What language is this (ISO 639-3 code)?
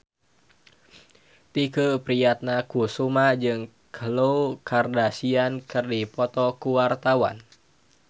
sun